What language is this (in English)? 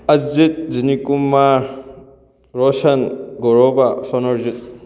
Manipuri